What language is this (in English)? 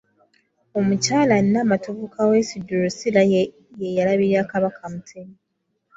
Ganda